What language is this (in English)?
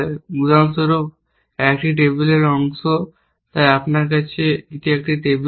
Bangla